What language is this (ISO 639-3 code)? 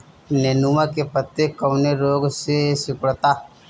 bho